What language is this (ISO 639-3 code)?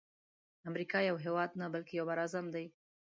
pus